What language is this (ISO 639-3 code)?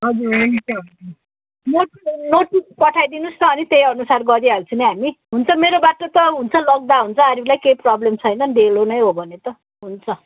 nep